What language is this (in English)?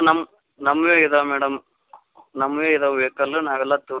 Kannada